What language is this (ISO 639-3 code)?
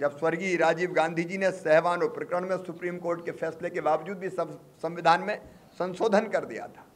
hin